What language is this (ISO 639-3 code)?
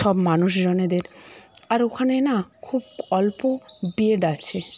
ben